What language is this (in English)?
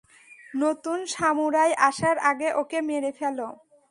Bangla